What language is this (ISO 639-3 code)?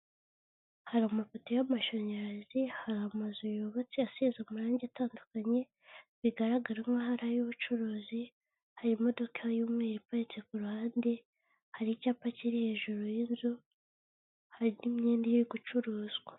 kin